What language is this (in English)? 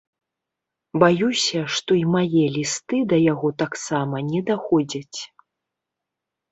Belarusian